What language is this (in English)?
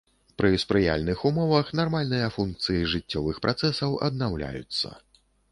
Belarusian